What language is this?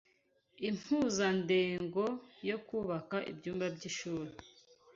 Kinyarwanda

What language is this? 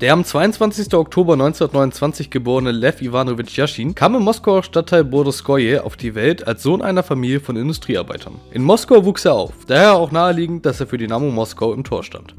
German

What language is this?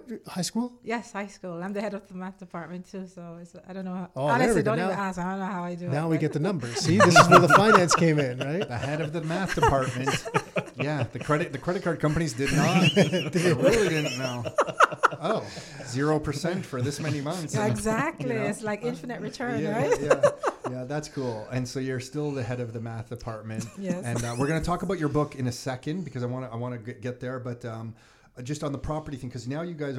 English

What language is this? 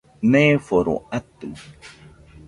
Nüpode Huitoto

